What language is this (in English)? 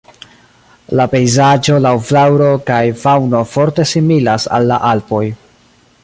Esperanto